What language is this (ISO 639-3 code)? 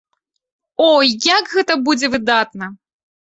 bel